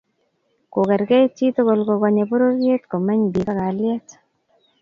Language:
Kalenjin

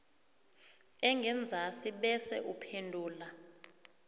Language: South Ndebele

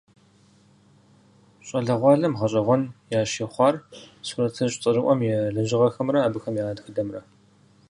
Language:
Kabardian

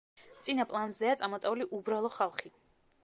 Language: Georgian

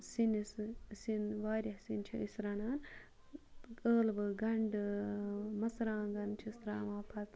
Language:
Kashmiri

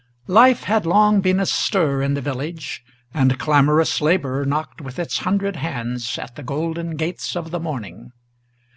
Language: English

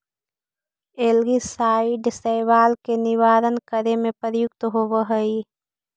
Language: Magahi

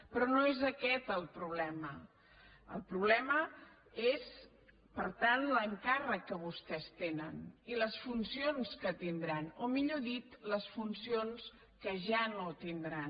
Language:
Catalan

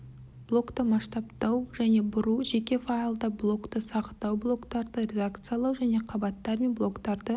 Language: Kazakh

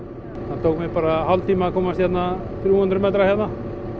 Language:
Icelandic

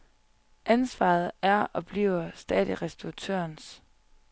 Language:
Danish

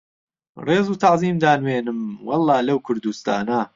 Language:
Central Kurdish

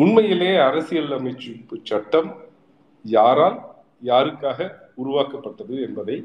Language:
Tamil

